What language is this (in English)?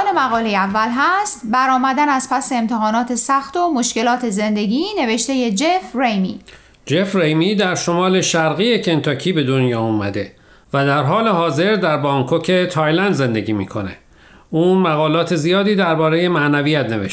Persian